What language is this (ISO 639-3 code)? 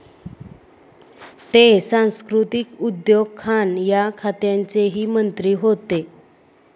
mar